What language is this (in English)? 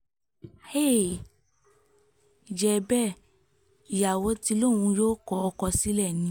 Yoruba